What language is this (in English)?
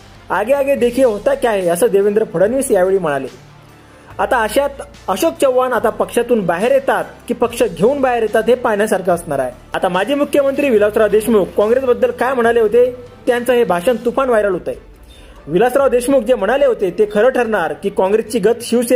Marathi